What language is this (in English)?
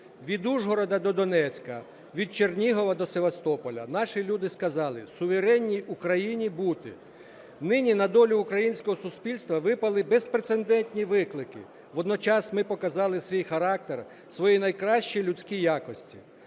Ukrainian